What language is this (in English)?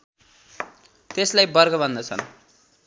Nepali